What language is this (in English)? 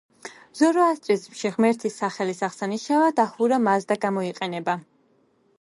Georgian